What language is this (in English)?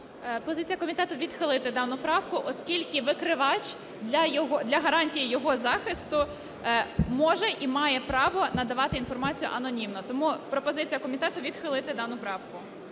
Ukrainian